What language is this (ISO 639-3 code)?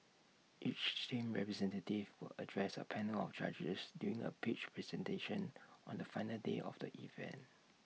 eng